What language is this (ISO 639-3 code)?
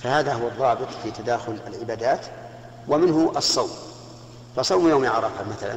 ara